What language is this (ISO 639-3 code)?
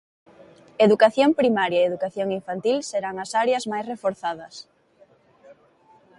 glg